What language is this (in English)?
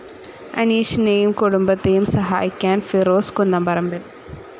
Malayalam